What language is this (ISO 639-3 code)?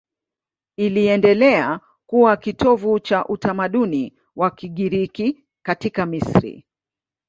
swa